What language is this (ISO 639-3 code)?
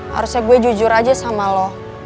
ind